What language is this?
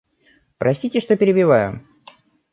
Russian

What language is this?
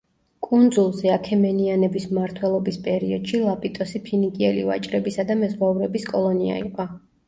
Georgian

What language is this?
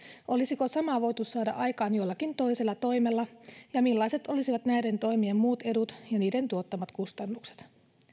Finnish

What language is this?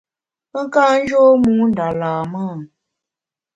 Bamun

